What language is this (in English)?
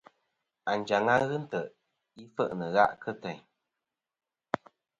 Kom